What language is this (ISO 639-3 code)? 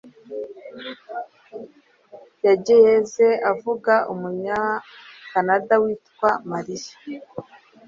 kin